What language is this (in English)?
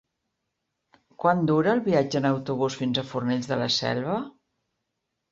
Catalan